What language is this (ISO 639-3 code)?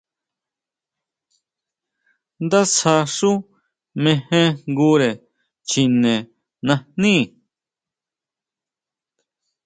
mau